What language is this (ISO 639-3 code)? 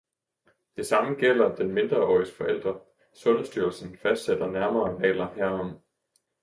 dan